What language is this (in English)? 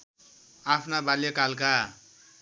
Nepali